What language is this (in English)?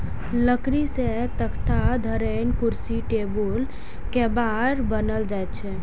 Maithili